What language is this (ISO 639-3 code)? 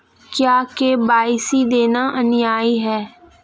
hin